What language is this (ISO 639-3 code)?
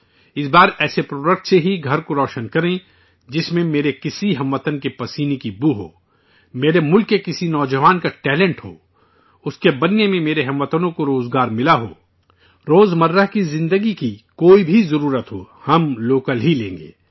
urd